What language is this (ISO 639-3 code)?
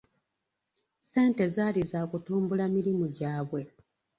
lug